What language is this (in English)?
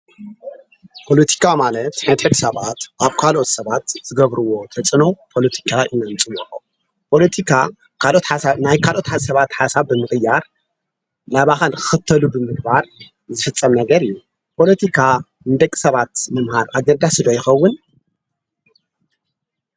Tigrinya